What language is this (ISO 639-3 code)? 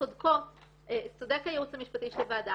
heb